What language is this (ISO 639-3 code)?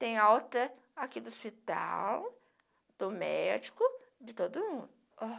por